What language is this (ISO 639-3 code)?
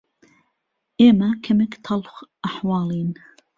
ckb